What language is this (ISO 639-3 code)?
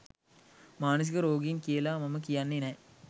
sin